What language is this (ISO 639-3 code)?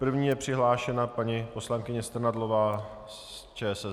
ces